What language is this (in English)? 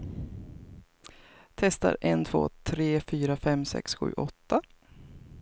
Swedish